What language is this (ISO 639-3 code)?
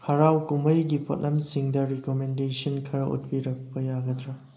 mni